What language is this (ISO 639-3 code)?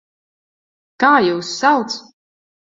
lav